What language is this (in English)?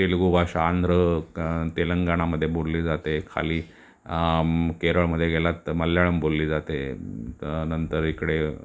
Marathi